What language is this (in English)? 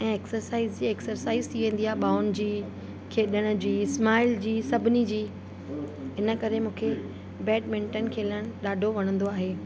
Sindhi